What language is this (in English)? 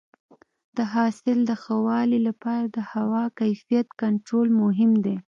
Pashto